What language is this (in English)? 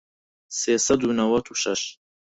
Central Kurdish